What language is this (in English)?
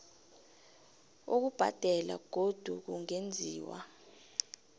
South Ndebele